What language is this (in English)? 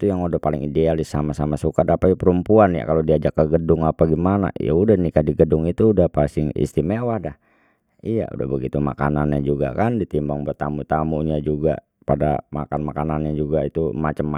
Betawi